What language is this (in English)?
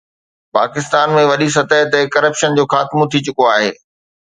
Sindhi